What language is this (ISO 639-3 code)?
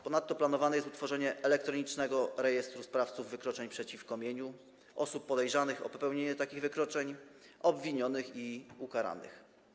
pol